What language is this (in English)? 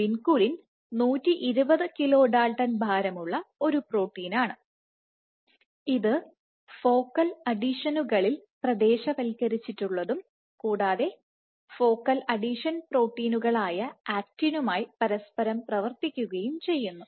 Malayalam